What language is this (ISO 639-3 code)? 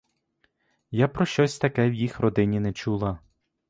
ukr